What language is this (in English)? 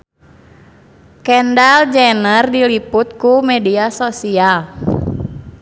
Sundanese